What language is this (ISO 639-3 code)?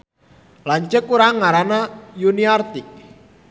sun